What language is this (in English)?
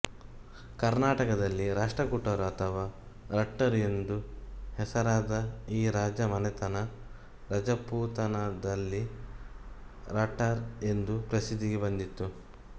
Kannada